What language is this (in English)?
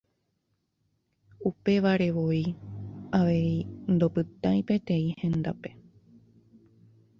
Guarani